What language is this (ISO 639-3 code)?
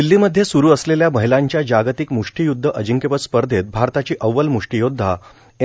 mar